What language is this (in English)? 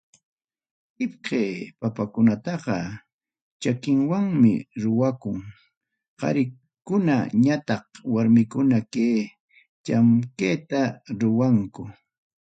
Ayacucho Quechua